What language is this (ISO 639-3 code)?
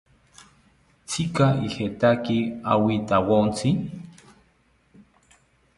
cpy